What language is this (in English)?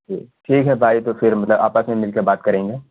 Urdu